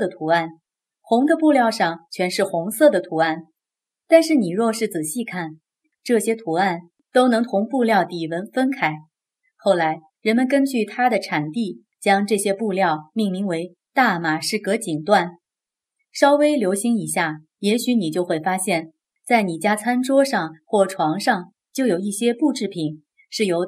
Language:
Chinese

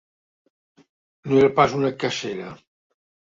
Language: Catalan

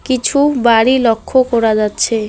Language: Bangla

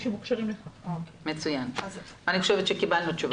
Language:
Hebrew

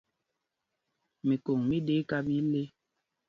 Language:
Mpumpong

